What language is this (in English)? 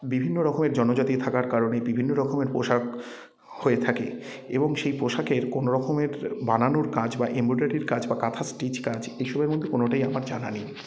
Bangla